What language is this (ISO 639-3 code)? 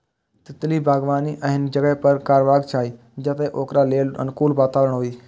mai